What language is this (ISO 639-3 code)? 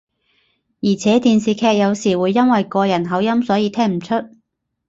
yue